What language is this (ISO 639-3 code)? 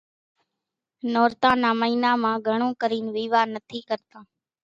gjk